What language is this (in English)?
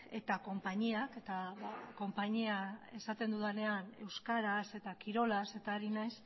Basque